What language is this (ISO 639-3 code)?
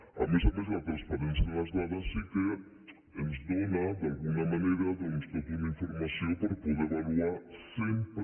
cat